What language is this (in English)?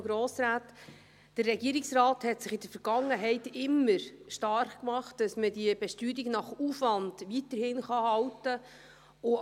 Swiss German